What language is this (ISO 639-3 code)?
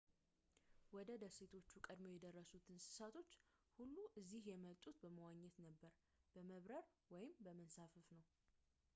amh